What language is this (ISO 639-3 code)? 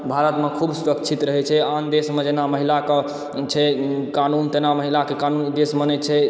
mai